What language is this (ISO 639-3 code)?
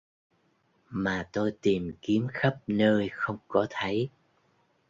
vie